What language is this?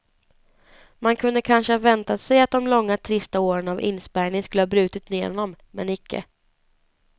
Swedish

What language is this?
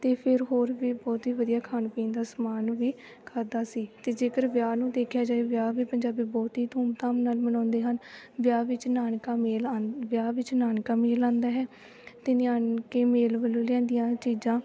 Punjabi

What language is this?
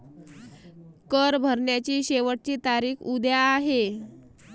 Marathi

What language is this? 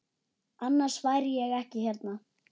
Icelandic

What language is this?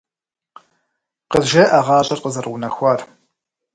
Kabardian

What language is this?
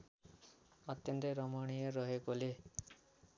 Nepali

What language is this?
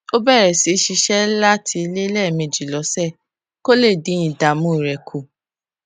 Yoruba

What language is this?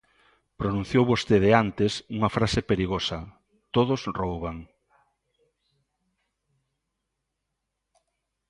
Galician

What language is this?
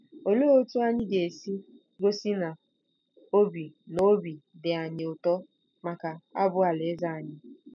Igbo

